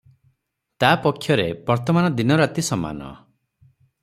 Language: Odia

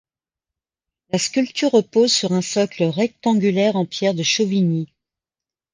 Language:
French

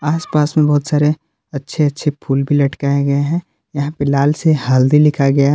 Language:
Hindi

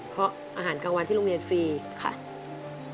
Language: Thai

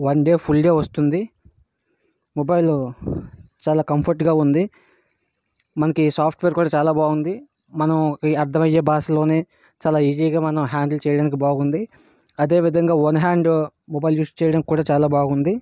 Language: Telugu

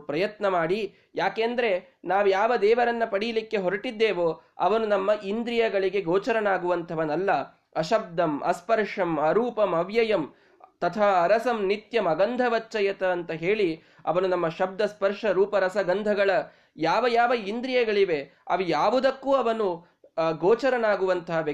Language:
Kannada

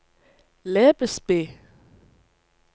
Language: Norwegian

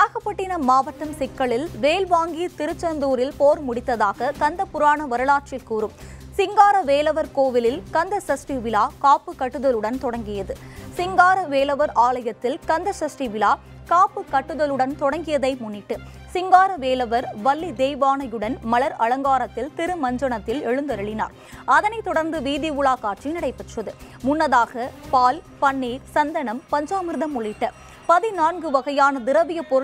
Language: Bulgarian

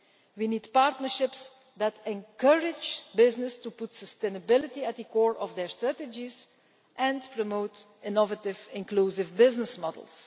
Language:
English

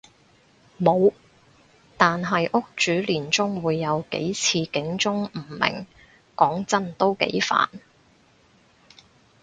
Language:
Cantonese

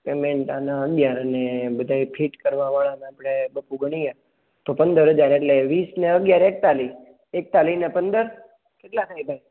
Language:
Gujarati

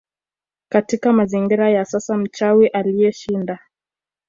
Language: Swahili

